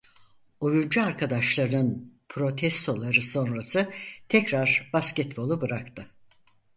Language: Turkish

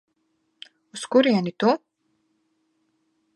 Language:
Latvian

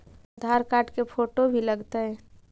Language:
Magahi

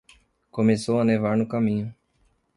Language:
Portuguese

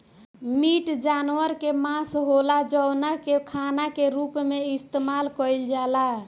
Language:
Bhojpuri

